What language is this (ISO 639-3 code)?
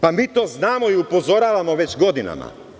srp